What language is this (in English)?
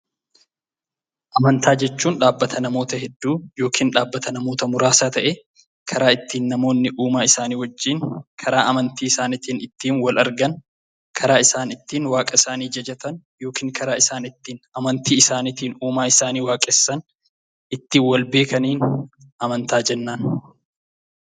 Oromo